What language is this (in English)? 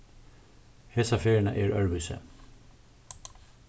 Faroese